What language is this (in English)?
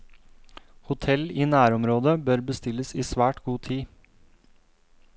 Norwegian